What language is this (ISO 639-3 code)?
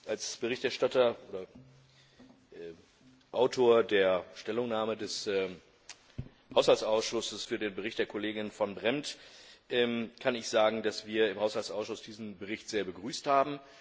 deu